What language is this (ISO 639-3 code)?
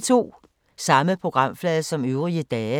dan